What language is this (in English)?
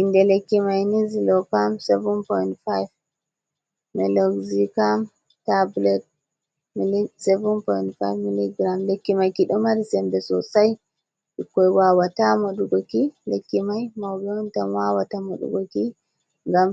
Fula